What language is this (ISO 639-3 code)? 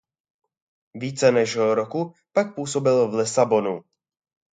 ces